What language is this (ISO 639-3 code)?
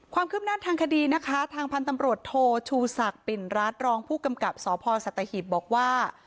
tha